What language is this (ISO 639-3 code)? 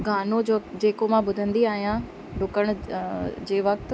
snd